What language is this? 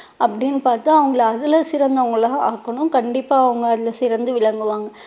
Tamil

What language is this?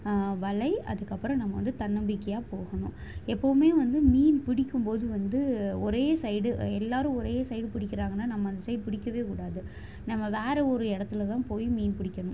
Tamil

